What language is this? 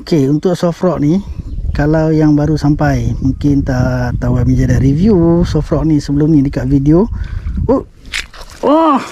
Malay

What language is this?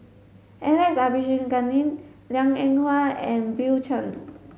English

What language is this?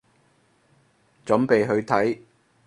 Cantonese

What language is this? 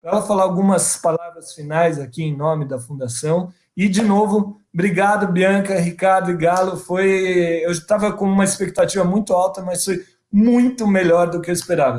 Portuguese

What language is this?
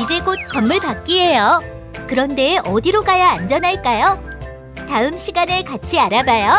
Korean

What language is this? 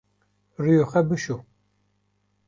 Kurdish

